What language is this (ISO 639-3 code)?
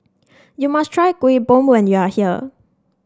eng